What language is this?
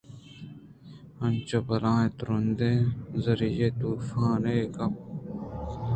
Eastern Balochi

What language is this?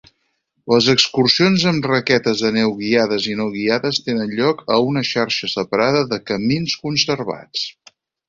Catalan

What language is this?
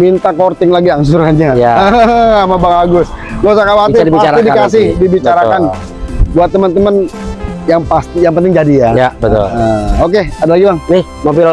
Indonesian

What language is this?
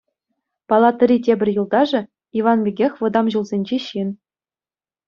Chuvash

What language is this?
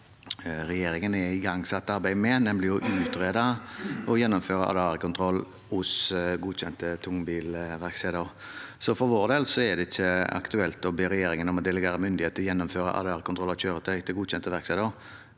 Norwegian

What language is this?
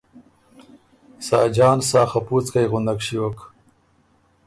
Ormuri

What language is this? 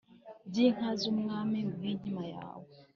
Kinyarwanda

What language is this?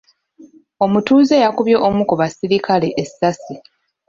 Ganda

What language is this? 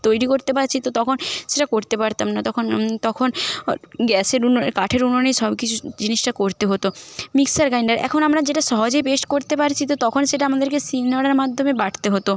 Bangla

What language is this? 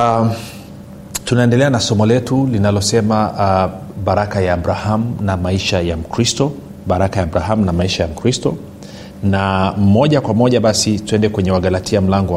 Swahili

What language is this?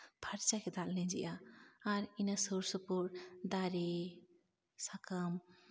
Santali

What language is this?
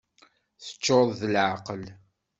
Kabyle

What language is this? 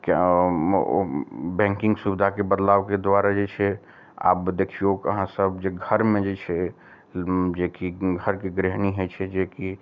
Maithili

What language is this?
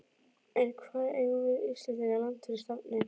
Icelandic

